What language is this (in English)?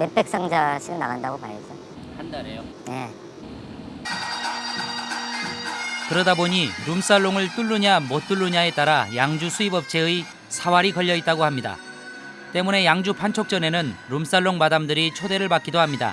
Korean